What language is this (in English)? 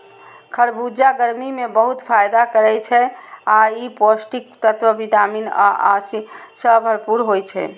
Maithili